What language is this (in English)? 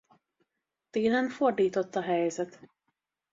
Hungarian